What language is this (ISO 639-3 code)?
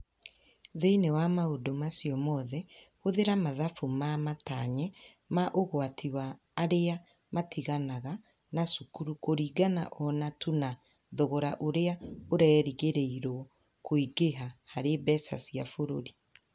kik